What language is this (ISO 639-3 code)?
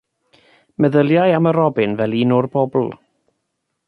cym